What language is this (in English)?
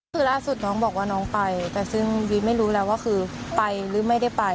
Thai